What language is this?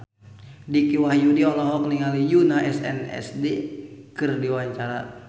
Sundanese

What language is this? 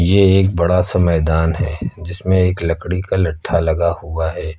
Hindi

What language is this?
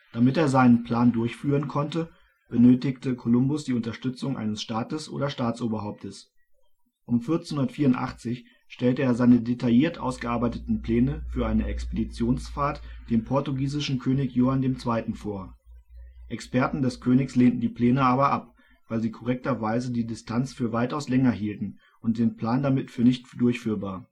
German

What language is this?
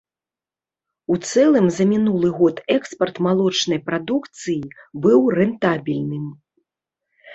Belarusian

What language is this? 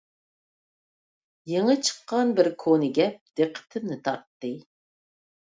Uyghur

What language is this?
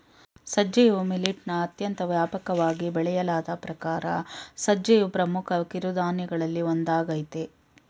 Kannada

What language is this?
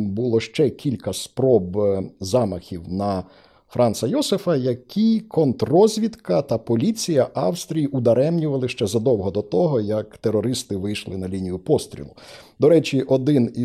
Ukrainian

